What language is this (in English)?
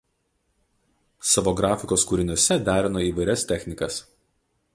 Lithuanian